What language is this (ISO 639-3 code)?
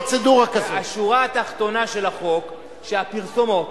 heb